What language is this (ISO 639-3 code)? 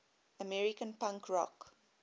eng